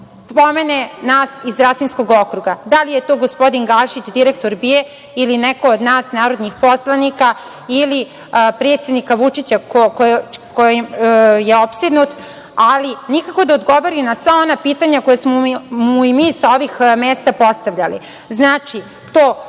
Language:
Serbian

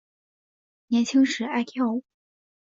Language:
Chinese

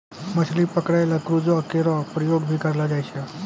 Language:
Maithili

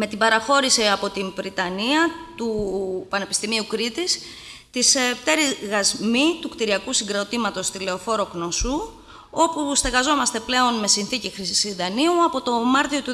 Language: Greek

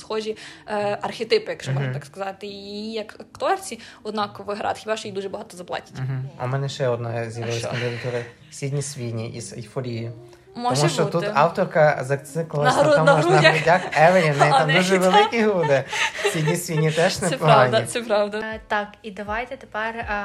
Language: Ukrainian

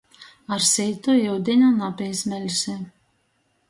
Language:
Latgalian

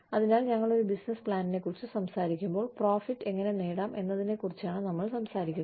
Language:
Malayalam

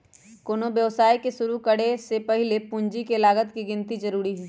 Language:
Magahi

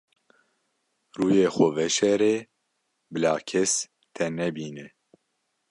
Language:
Kurdish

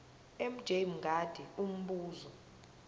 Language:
Zulu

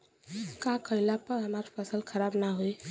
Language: Bhojpuri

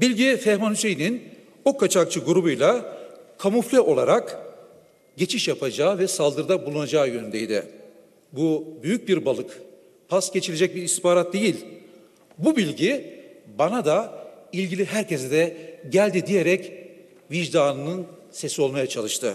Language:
Turkish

